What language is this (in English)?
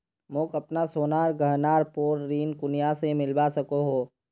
Magahi